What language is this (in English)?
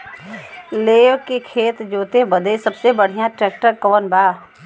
Bhojpuri